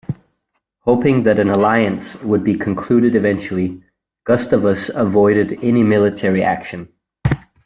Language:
English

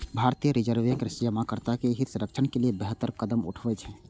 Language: Maithili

